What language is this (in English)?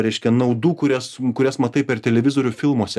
Lithuanian